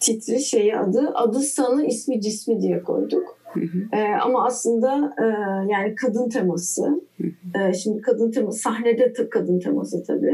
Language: Turkish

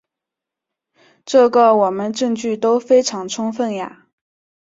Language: Chinese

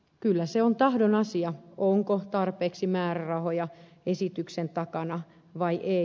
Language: Finnish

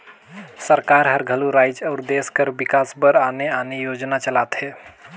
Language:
Chhattisgarhi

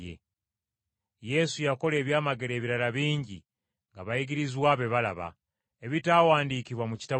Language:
Ganda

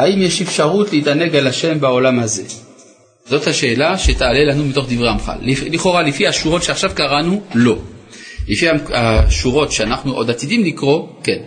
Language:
Hebrew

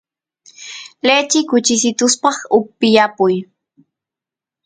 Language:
Santiago del Estero Quichua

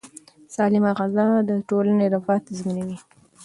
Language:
Pashto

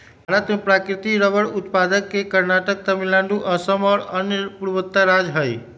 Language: Magahi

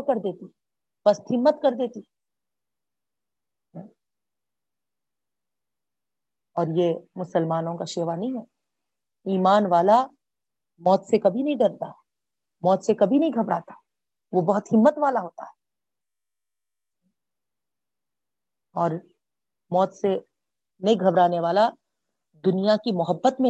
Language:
Urdu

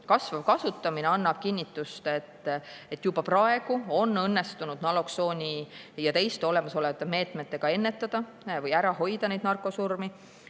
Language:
Estonian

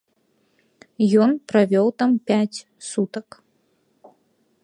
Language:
Belarusian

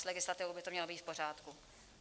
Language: Czech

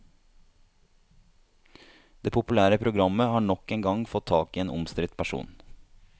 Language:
Norwegian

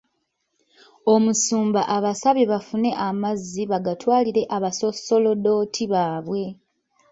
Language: Ganda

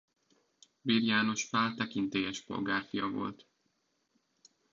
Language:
Hungarian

